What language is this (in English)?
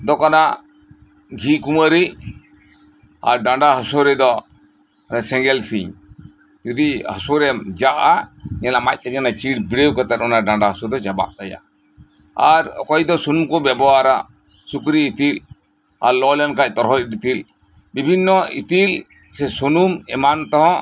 Santali